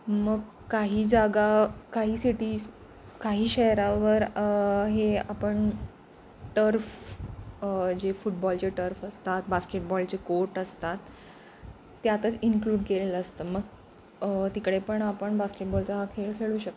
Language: Marathi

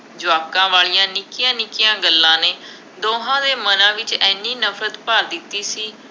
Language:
Punjabi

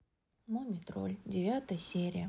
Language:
Russian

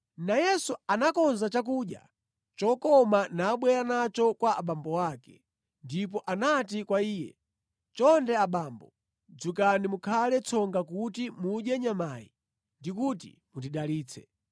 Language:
Nyanja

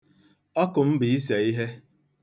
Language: Igbo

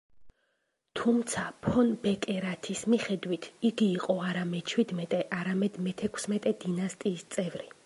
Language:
Georgian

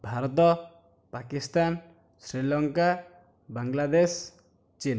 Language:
Odia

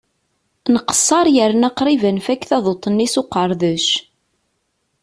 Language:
Kabyle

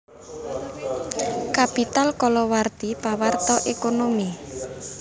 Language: Javanese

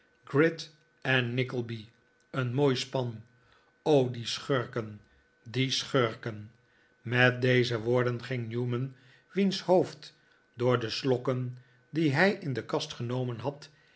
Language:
Dutch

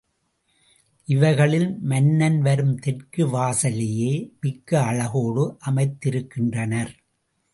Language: Tamil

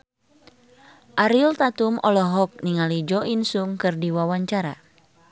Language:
Sundanese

